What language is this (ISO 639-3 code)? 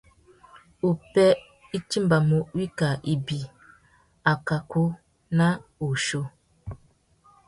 bag